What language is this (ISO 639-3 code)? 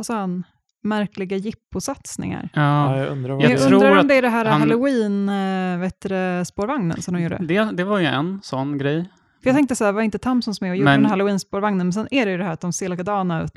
swe